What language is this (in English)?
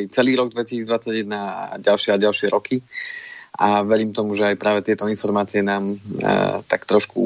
Slovak